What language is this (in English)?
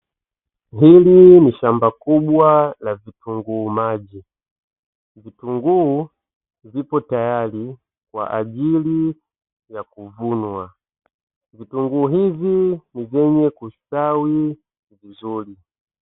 Swahili